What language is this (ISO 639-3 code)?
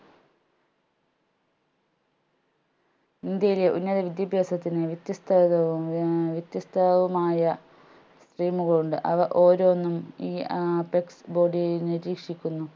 mal